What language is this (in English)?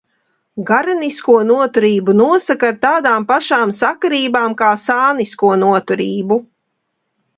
Latvian